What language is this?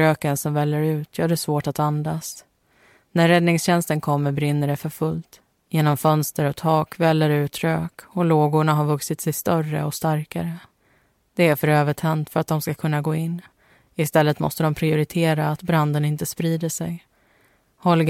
Swedish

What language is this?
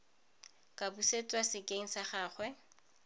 Tswana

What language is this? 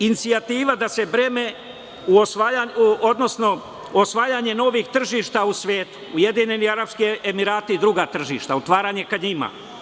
Serbian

